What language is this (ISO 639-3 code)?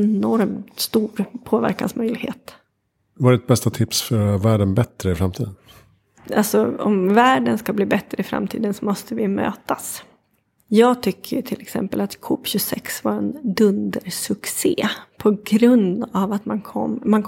swe